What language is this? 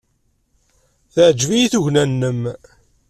Kabyle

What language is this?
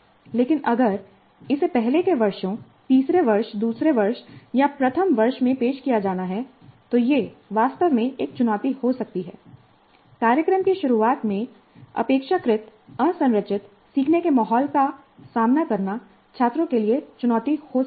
Hindi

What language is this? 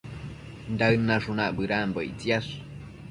Matsés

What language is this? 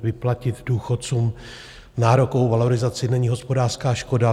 Czech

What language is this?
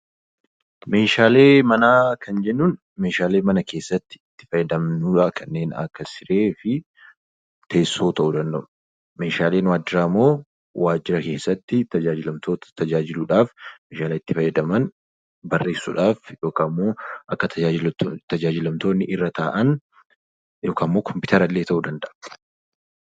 Oromo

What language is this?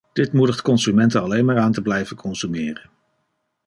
Dutch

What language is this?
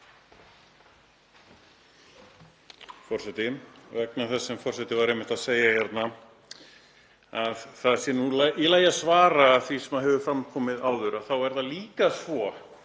Icelandic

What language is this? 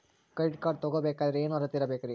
Kannada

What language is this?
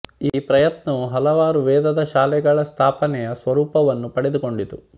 Kannada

